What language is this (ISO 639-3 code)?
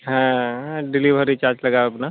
sat